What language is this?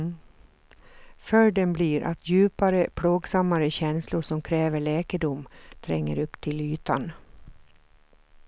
Swedish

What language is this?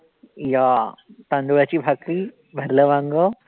Marathi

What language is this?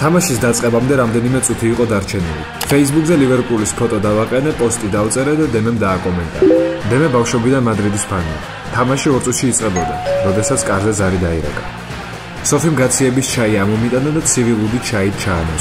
Italian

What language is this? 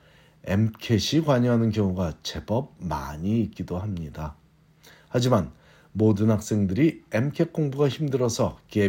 Korean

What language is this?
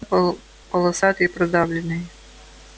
Russian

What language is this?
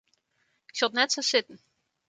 Western Frisian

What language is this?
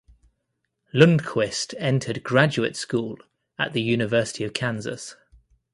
English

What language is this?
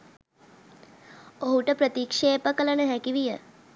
Sinhala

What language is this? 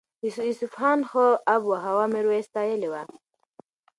Pashto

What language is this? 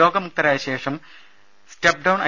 Malayalam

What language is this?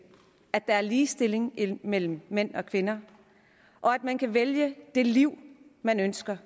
Danish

